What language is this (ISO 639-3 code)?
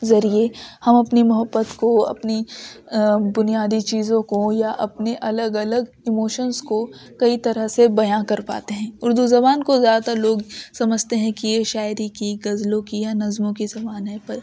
urd